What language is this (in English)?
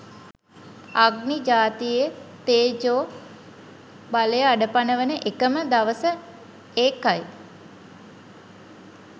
Sinhala